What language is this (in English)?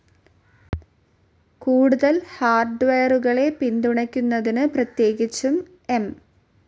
Malayalam